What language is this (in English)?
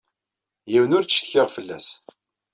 Kabyle